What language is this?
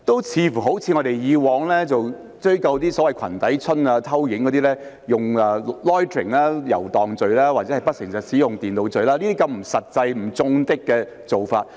Cantonese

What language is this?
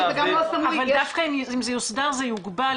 Hebrew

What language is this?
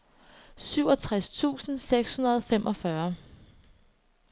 Danish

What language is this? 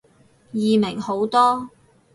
Cantonese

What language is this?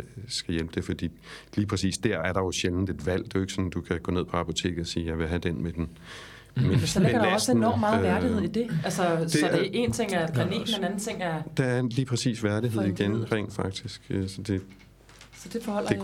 Danish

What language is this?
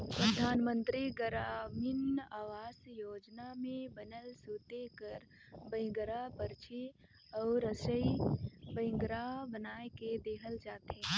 Chhattisgarhi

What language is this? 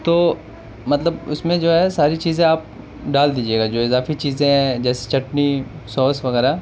Urdu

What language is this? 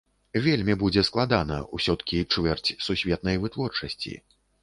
Belarusian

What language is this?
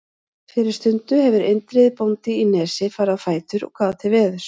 Icelandic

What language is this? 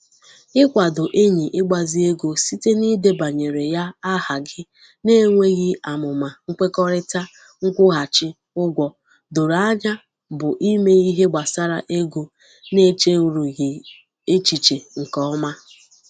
Igbo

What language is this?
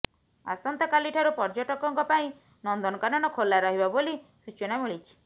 Odia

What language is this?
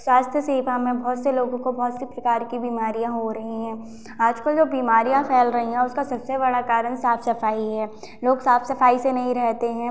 Hindi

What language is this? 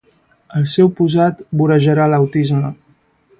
Catalan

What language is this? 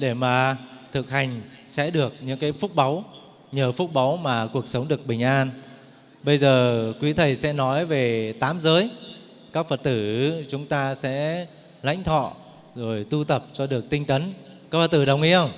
Vietnamese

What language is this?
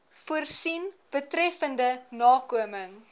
Afrikaans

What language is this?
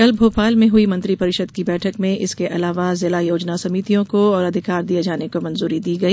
Hindi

